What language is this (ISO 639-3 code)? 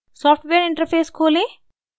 hin